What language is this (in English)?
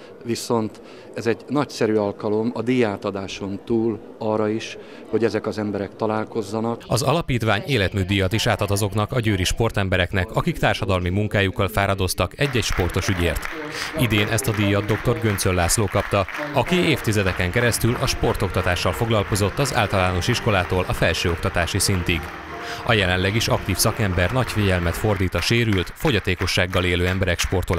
Hungarian